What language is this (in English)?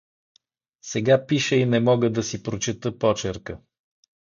Bulgarian